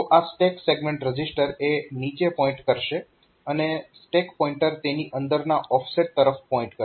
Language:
Gujarati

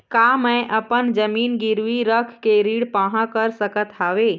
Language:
Chhattisgarhi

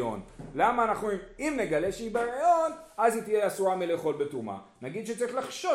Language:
Hebrew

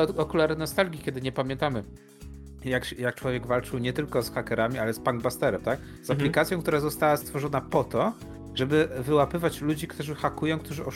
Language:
Polish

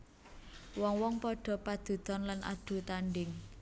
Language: Javanese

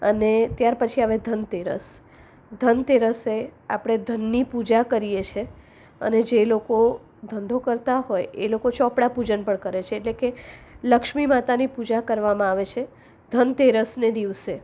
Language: Gujarati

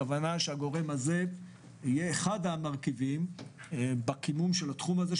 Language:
Hebrew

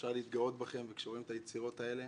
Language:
Hebrew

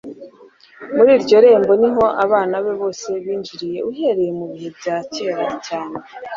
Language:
Kinyarwanda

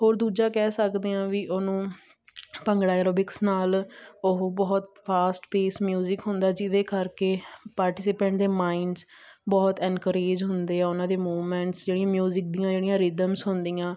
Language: Punjabi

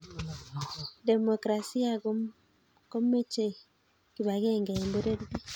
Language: Kalenjin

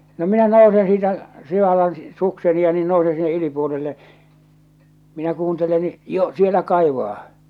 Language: Finnish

